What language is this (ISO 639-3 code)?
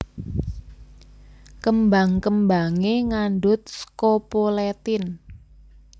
jav